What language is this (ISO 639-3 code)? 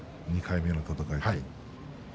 jpn